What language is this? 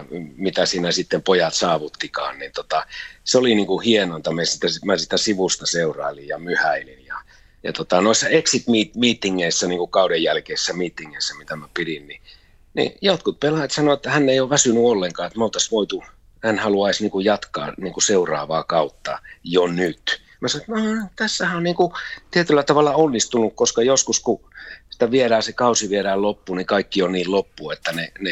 Finnish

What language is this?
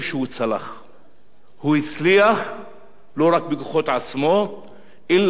Hebrew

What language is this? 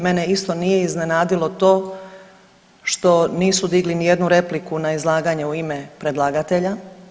Croatian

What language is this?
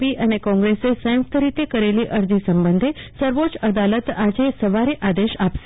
Gujarati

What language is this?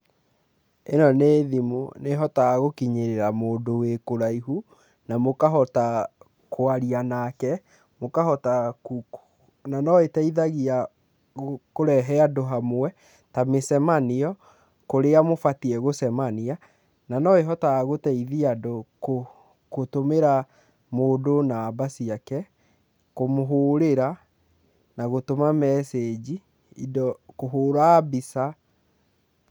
Kikuyu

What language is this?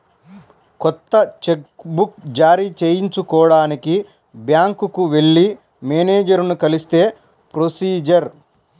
Telugu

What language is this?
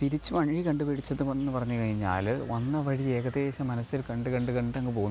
Malayalam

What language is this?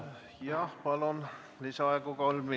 Estonian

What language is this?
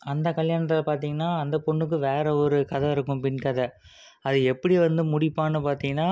Tamil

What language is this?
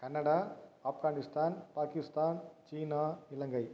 Tamil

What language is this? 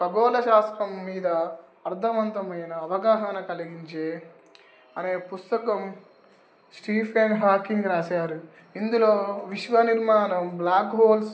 Telugu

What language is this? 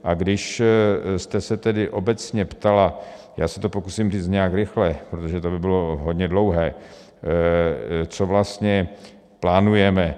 Czech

